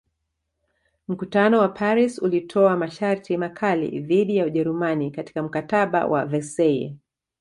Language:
Swahili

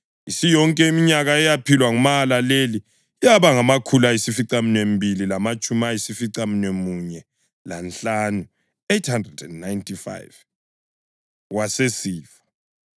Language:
North Ndebele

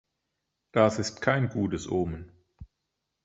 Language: German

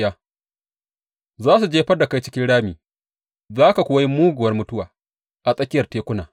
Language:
Hausa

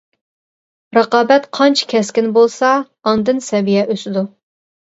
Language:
Uyghur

